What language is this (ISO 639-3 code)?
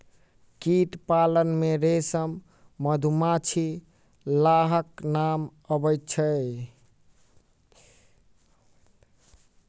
mai